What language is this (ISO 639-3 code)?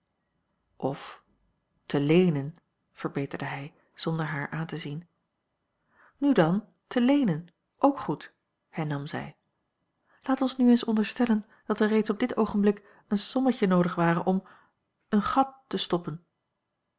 nld